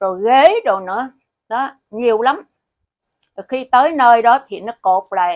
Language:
Vietnamese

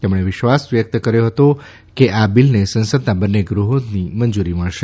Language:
Gujarati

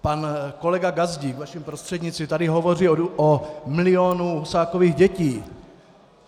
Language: Czech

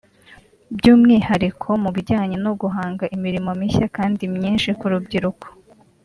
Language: Kinyarwanda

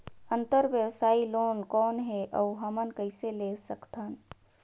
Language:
Chhattisgarhi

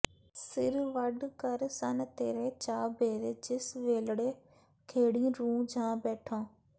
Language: Punjabi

